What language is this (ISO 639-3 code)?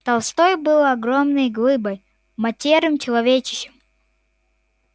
rus